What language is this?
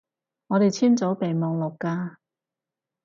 Cantonese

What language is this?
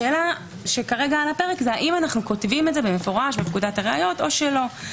Hebrew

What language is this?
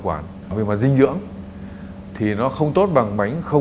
Vietnamese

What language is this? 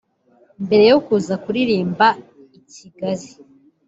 Kinyarwanda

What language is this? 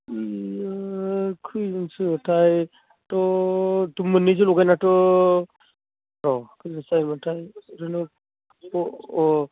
Bodo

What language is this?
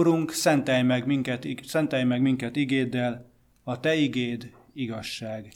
Hungarian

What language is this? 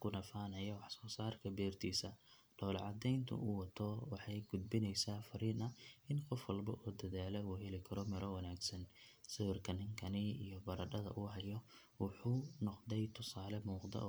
Somali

